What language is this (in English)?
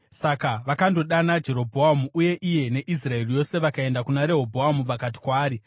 Shona